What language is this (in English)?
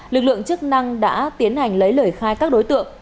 Vietnamese